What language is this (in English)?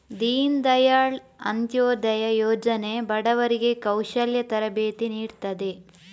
Kannada